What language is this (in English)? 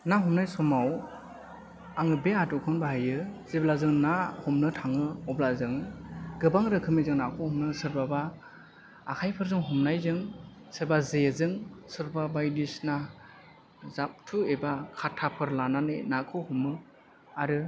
Bodo